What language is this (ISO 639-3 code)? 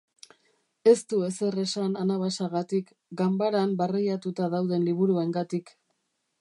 eus